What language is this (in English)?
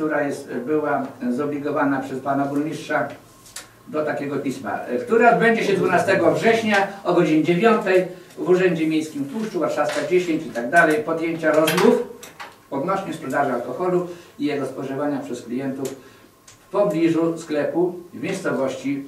Polish